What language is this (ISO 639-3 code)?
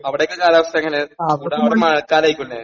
mal